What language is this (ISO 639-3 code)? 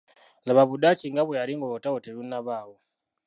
lug